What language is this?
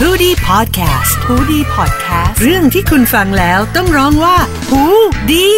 Thai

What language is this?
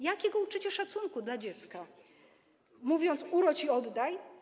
Polish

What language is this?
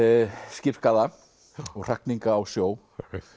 Icelandic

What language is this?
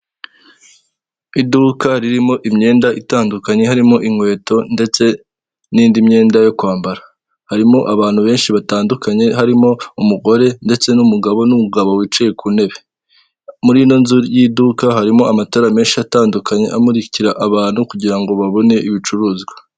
Kinyarwanda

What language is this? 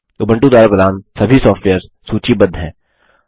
Hindi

